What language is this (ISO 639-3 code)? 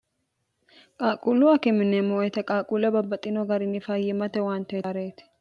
sid